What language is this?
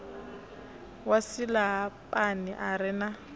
Venda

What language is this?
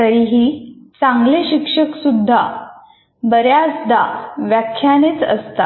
Marathi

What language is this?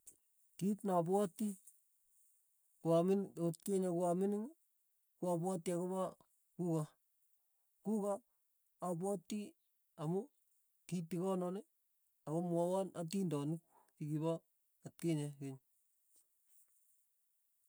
Tugen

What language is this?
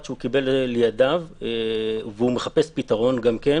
Hebrew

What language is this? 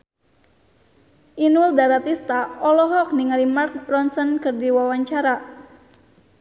Sundanese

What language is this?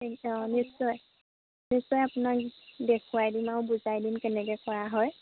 Assamese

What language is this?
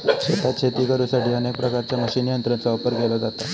Marathi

